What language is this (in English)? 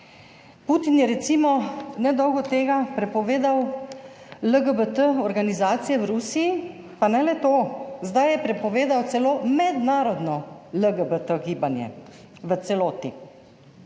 Slovenian